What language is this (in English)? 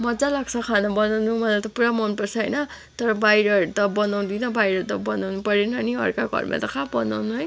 Nepali